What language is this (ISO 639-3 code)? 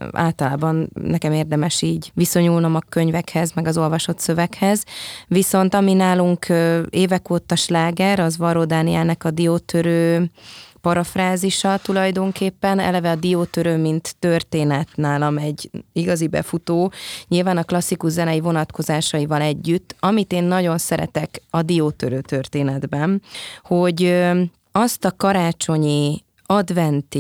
hun